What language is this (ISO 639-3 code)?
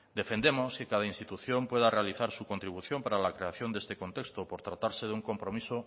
spa